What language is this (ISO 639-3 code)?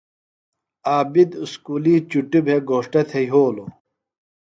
phl